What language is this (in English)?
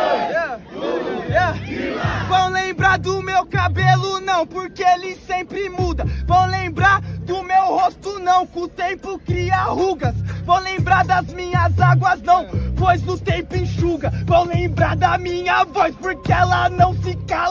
Portuguese